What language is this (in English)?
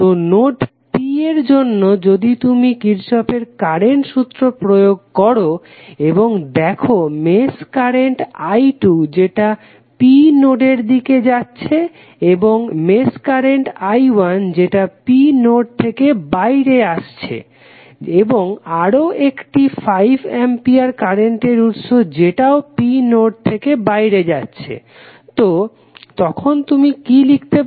Bangla